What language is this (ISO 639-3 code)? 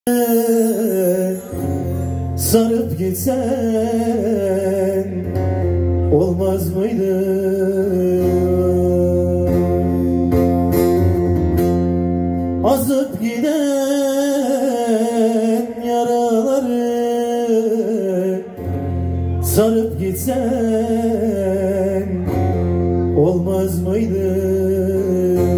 tur